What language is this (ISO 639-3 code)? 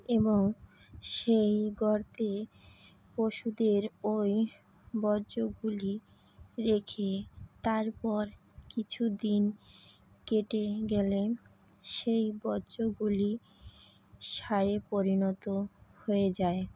ben